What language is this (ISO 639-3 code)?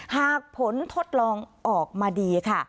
tha